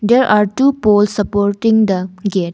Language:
English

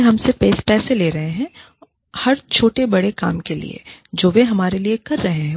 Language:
Hindi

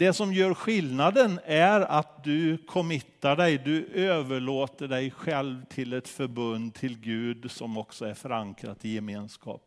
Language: Swedish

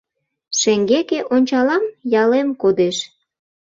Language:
Mari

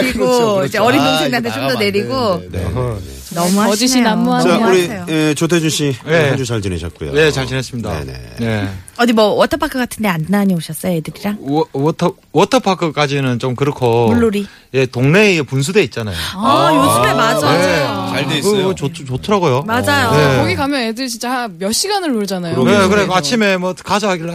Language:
Korean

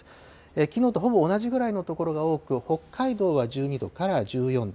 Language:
Japanese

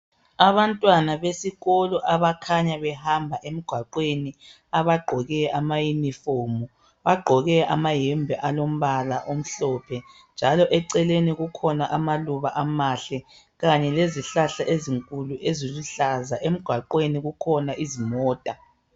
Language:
North Ndebele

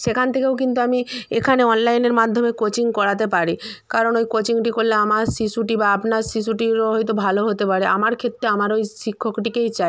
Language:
Bangla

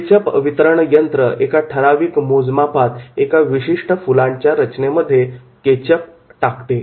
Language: Marathi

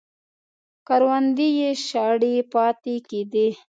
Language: Pashto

